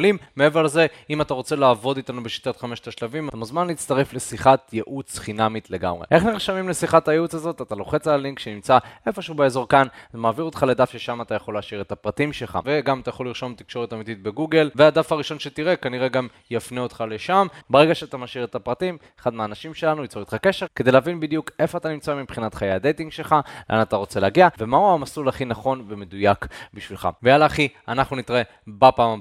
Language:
Hebrew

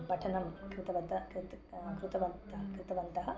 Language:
Sanskrit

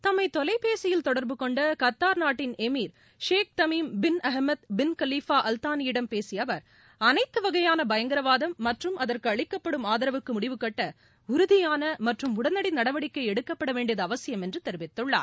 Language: Tamil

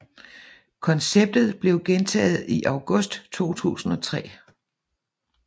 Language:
Danish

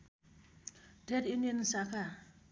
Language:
Nepali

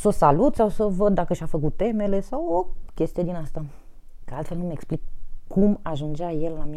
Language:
Romanian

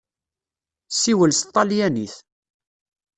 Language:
Kabyle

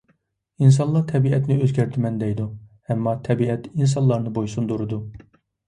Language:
Uyghur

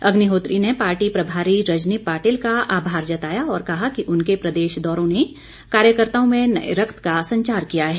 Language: Hindi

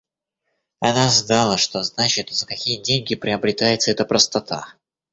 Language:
Russian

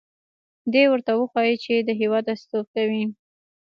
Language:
Pashto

